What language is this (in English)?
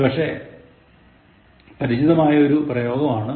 Malayalam